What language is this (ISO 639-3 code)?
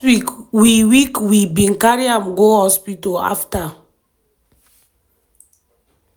pcm